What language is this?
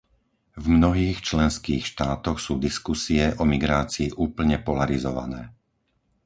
Slovak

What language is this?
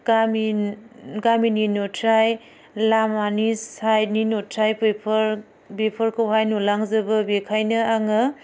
Bodo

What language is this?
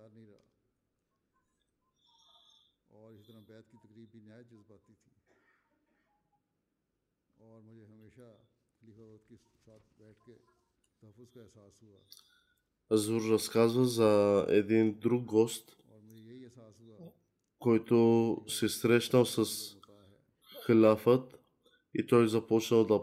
Bulgarian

